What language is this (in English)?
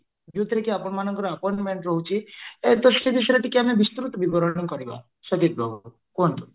Odia